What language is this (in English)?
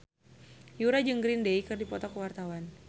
Sundanese